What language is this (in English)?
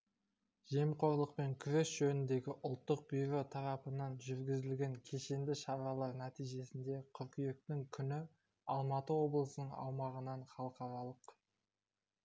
Kazakh